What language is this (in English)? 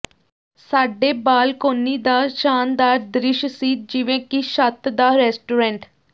Punjabi